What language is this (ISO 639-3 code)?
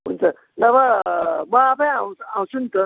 nep